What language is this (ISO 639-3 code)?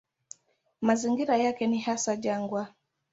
swa